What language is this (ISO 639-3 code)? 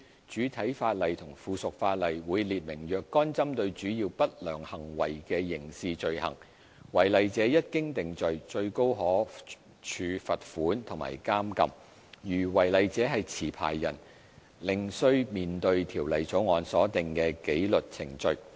yue